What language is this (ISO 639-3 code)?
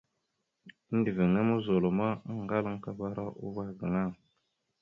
mxu